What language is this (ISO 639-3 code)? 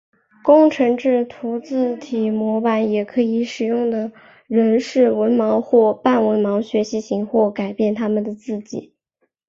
zho